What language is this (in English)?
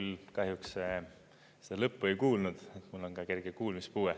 Estonian